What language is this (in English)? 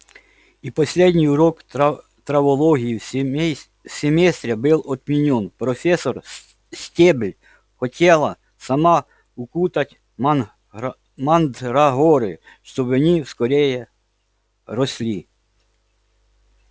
Russian